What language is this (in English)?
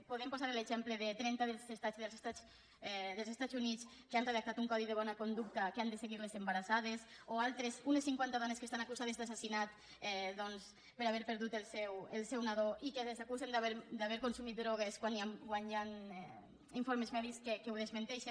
Catalan